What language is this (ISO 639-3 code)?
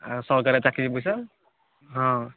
ori